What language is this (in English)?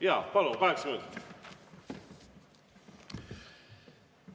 Estonian